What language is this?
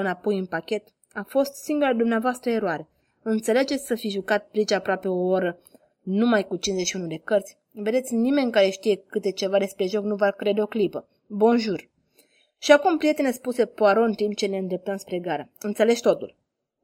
Romanian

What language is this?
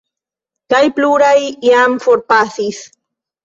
Esperanto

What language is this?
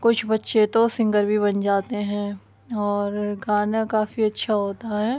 Urdu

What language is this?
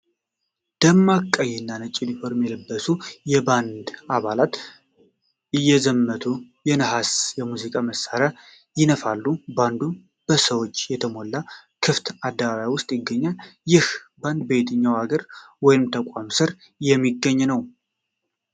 Amharic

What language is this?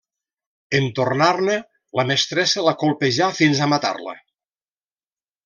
Catalan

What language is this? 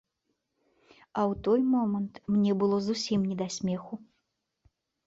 Belarusian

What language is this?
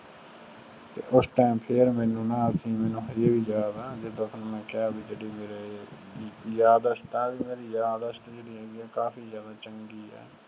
Punjabi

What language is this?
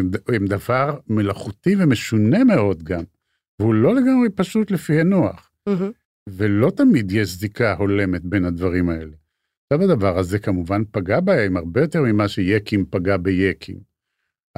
Hebrew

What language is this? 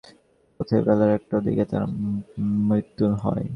Bangla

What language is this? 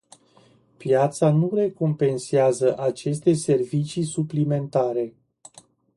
Romanian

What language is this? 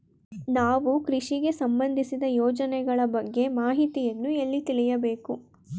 Kannada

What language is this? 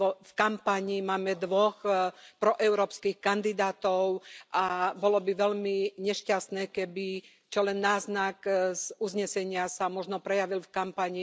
Slovak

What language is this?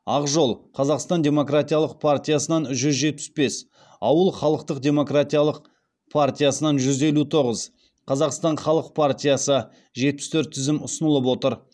Kazakh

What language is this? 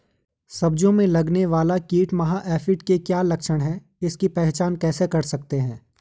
Hindi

